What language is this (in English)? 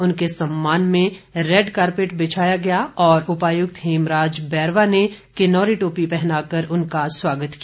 Hindi